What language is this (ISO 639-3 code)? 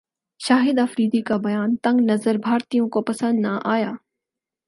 urd